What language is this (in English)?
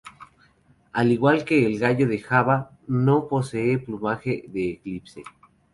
Spanish